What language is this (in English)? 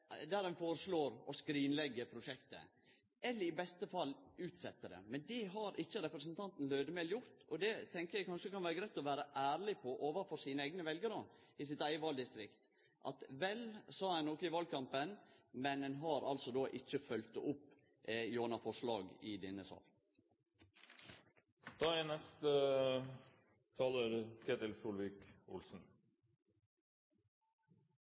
Norwegian Nynorsk